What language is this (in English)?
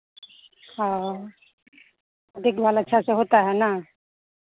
Hindi